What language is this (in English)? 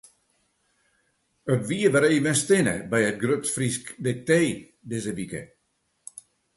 Western Frisian